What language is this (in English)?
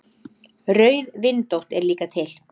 Icelandic